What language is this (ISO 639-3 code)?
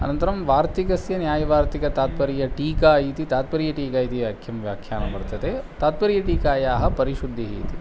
san